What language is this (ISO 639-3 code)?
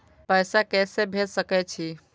mai